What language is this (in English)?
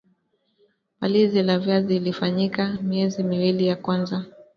Swahili